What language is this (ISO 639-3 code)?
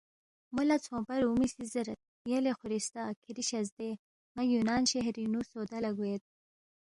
bft